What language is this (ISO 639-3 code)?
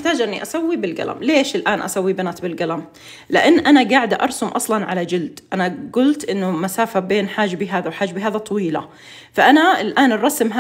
ara